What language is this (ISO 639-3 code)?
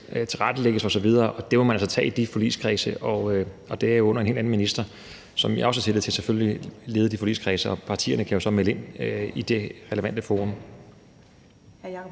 dan